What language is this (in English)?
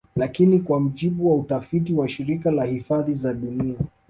Swahili